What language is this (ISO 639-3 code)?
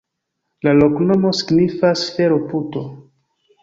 epo